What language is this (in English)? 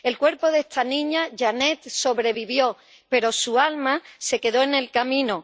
Spanish